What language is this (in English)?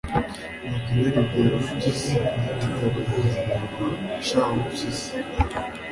Kinyarwanda